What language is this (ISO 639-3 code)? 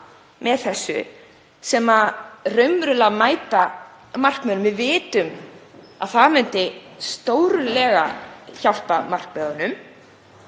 isl